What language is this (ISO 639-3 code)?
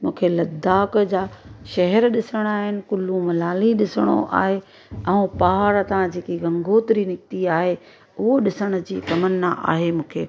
snd